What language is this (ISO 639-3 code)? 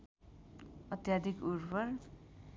nep